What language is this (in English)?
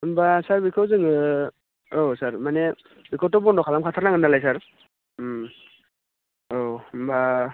Bodo